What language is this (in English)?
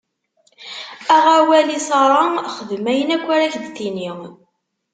Kabyle